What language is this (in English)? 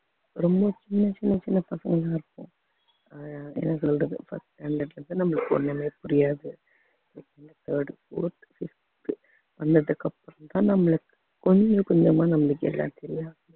Tamil